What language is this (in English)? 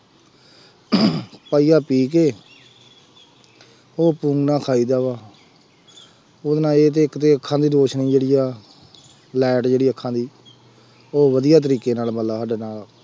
Punjabi